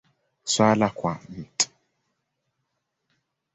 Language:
Swahili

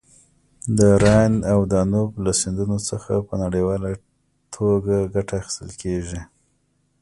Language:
Pashto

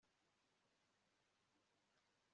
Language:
Kinyarwanda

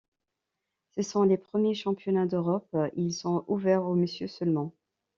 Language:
French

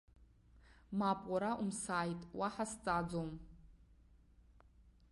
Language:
Abkhazian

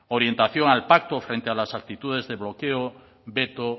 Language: Spanish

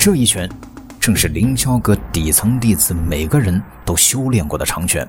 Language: Chinese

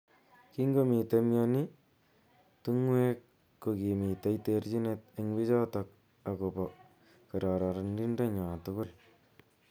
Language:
Kalenjin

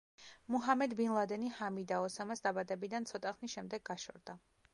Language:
Georgian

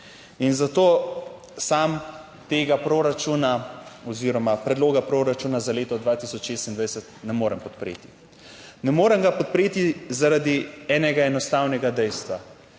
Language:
Slovenian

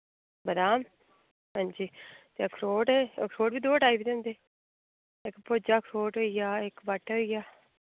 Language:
Dogri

